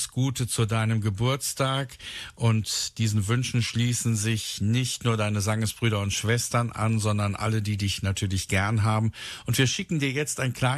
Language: German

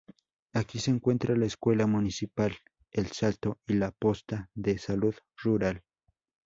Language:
Spanish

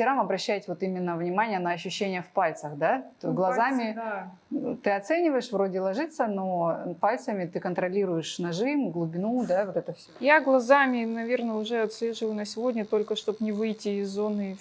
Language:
Russian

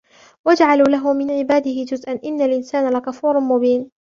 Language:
Arabic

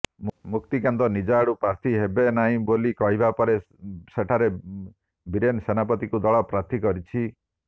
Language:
Odia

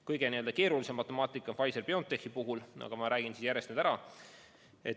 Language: Estonian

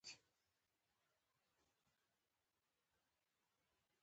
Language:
Pashto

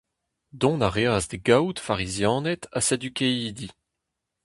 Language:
Breton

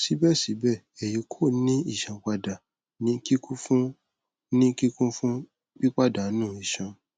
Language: Yoruba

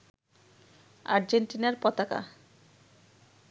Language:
Bangla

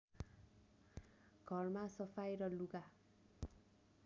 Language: Nepali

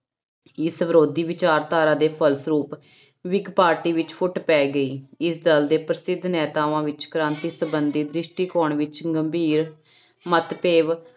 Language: Punjabi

